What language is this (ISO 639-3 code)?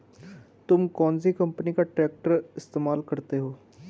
hin